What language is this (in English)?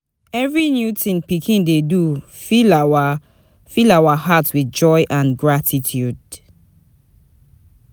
Nigerian Pidgin